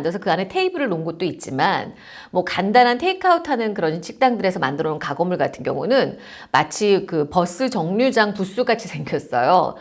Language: Korean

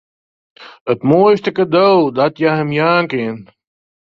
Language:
Western Frisian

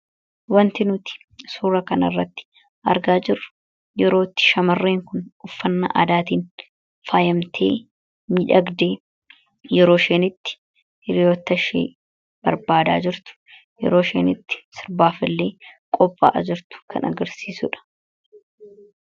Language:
Oromo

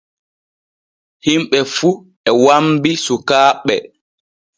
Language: Borgu Fulfulde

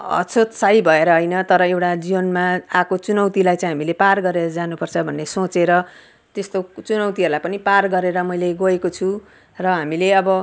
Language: Nepali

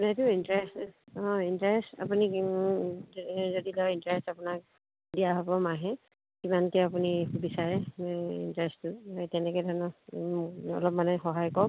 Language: Assamese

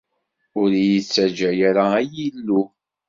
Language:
Kabyle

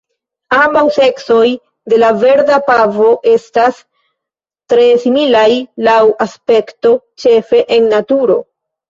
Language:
Esperanto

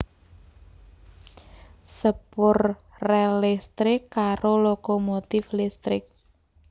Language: Javanese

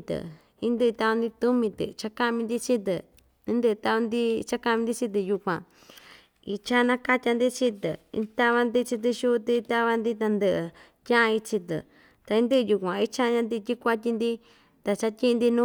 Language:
Ixtayutla Mixtec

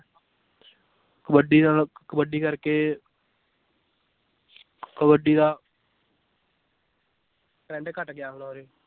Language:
Punjabi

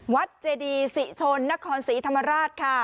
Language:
Thai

